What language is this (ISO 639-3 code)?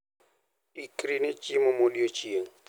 luo